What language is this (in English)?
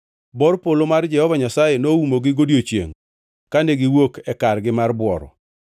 Luo (Kenya and Tanzania)